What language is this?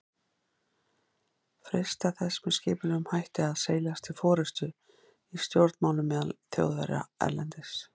Icelandic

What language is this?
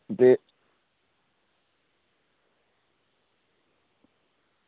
Dogri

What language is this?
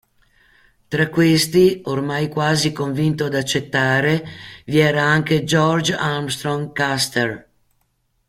Italian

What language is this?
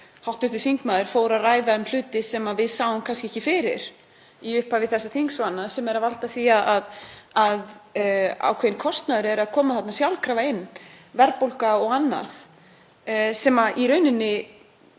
Icelandic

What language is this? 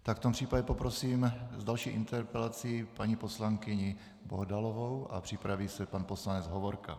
Czech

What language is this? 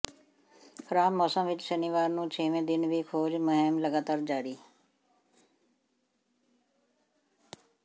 Punjabi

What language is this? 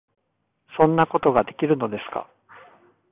Japanese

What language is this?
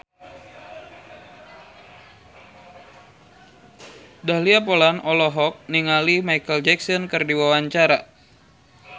Sundanese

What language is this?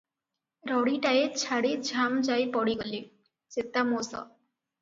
Odia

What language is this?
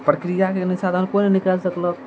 Maithili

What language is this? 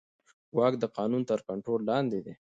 Pashto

